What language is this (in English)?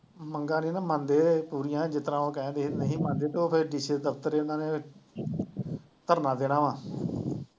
Punjabi